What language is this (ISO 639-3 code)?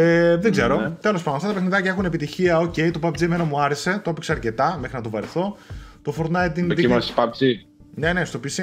ell